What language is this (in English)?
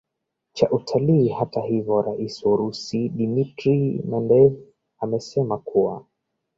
Swahili